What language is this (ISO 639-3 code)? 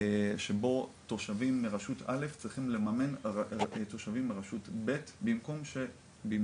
heb